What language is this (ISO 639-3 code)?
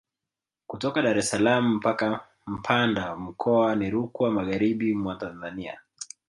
swa